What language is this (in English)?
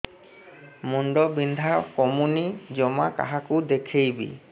Odia